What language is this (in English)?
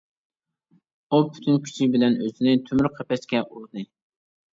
Uyghur